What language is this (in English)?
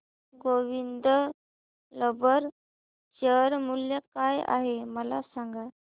Marathi